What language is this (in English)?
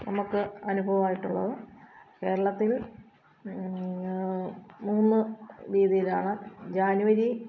Malayalam